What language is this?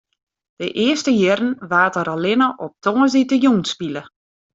Western Frisian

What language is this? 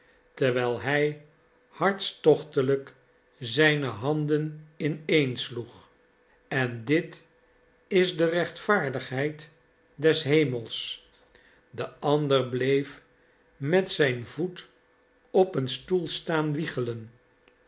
Dutch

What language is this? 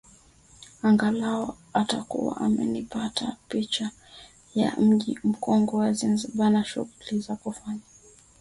Swahili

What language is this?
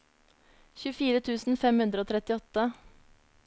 Norwegian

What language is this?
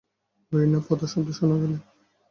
Bangla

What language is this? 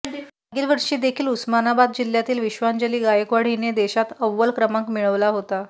Marathi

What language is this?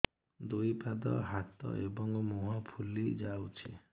Odia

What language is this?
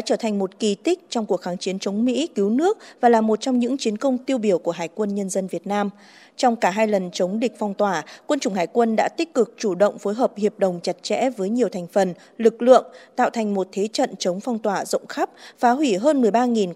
Vietnamese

